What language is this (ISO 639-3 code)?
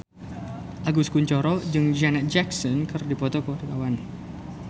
sun